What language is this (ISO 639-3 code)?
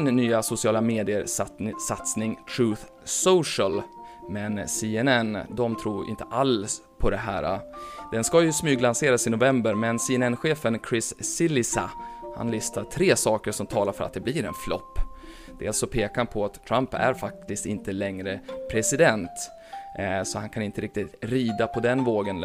swe